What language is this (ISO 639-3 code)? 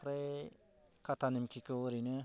brx